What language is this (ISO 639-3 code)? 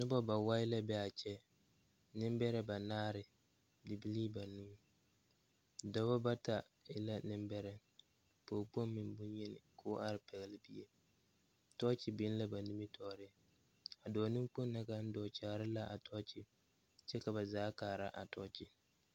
dga